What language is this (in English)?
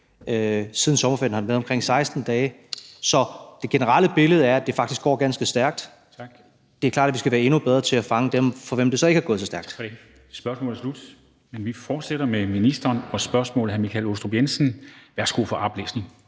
Danish